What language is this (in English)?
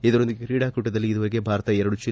Kannada